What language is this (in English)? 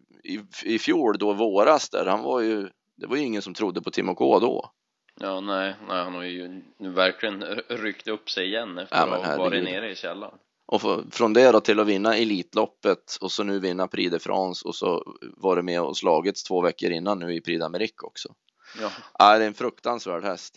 Swedish